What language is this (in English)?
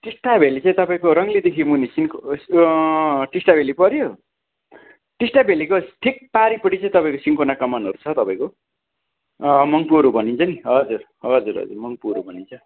Nepali